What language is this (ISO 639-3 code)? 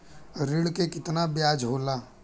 bho